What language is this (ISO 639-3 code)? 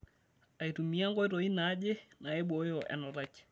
mas